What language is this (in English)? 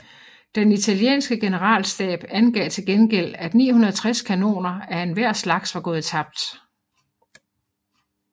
Danish